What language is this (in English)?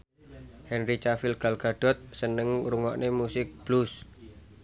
Javanese